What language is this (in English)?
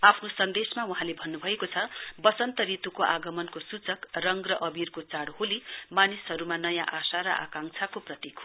Nepali